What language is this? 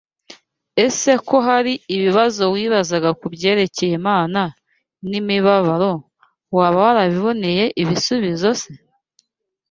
Kinyarwanda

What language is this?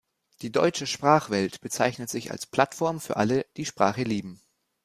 German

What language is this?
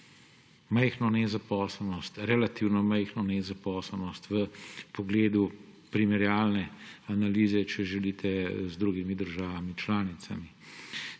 Slovenian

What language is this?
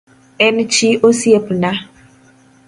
Luo (Kenya and Tanzania)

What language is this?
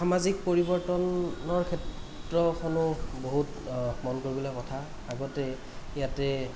Assamese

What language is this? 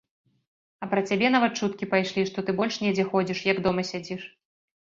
Belarusian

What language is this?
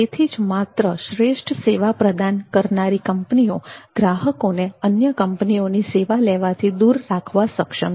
Gujarati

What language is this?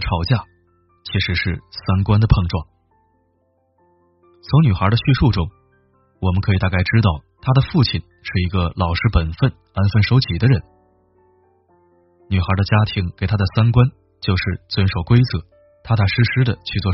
Chinese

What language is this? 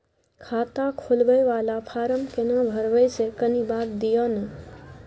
Maithili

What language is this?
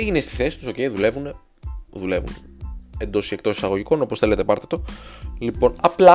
Greek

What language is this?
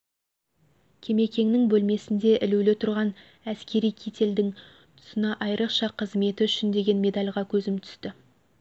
Kazakh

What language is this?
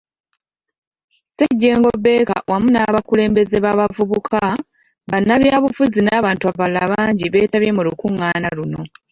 Ganda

